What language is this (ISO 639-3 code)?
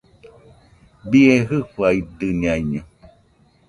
hux